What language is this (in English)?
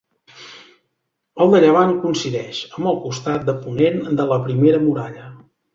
Catalan